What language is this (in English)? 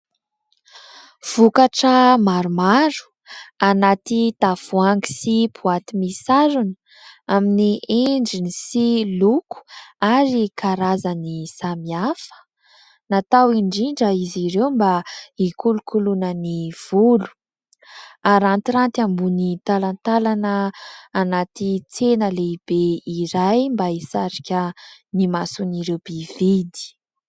Malagasy